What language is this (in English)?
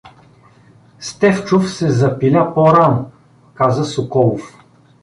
Bulgarian